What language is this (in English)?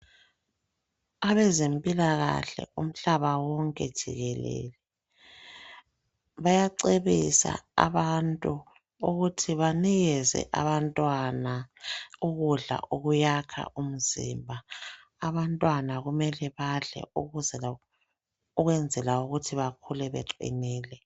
North Ndebele